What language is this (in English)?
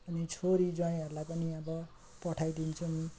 Nepali